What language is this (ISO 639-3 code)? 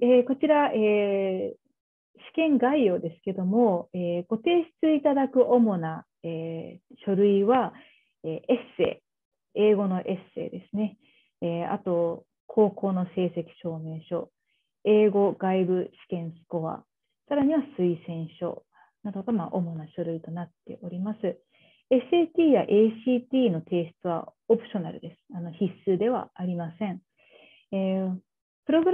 jpn